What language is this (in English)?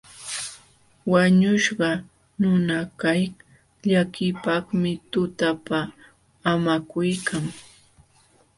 Jauja Wanca Quechua